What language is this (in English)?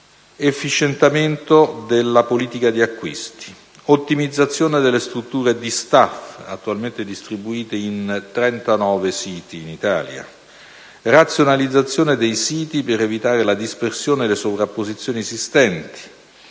Italian